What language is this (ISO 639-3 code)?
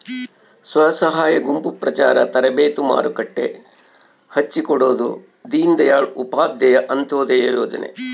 kan